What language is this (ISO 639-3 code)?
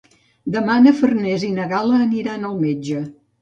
cat